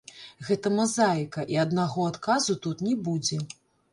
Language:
Belarusian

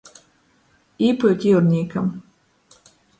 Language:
Latgalian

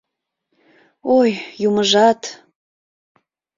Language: Mari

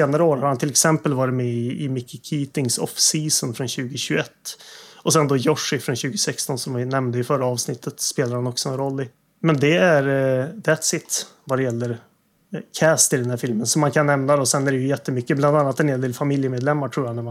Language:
Swedish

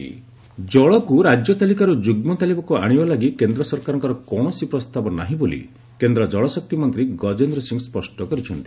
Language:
Odia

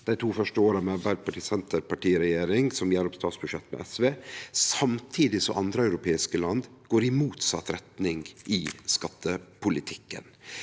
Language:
Norwegian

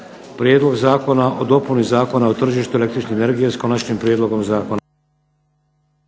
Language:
Croatian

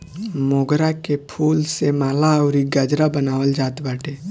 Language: Bhojpuri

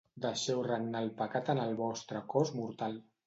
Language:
Catalan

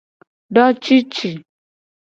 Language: Gen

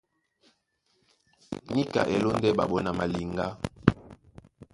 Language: Duala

